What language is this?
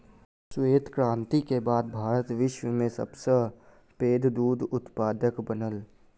Maithili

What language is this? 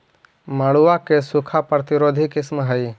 Magahi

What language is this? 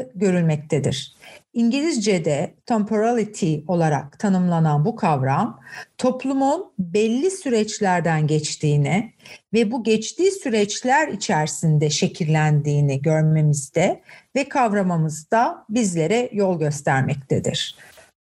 Turkish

